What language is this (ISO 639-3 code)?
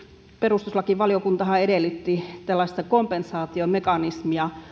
fin